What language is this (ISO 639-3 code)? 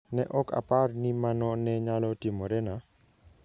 luo